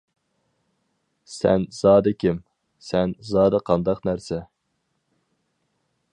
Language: Uyghur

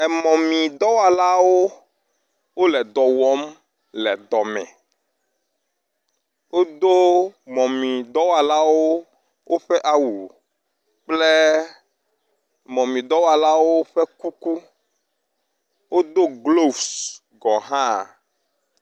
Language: Ewe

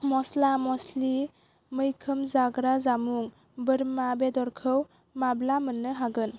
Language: Bodo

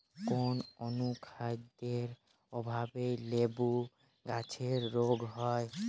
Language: Bangla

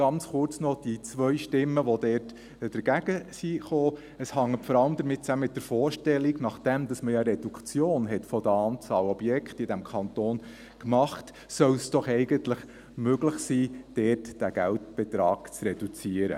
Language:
Swiss German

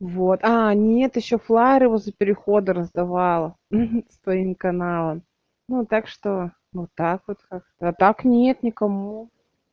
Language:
Russian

